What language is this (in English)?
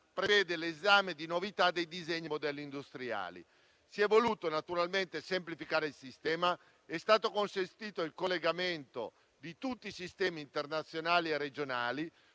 Italian